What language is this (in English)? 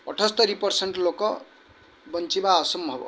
Odia